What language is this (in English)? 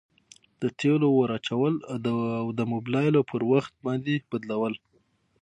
Pashto